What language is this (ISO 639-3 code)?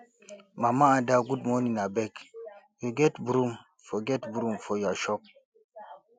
pcm